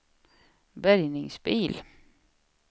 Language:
Swedish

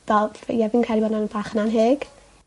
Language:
Welsh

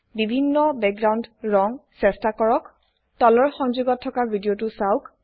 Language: Assamese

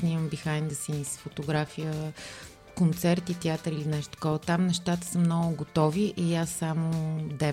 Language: Bulgarian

